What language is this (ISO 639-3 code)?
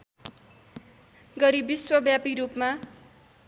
nep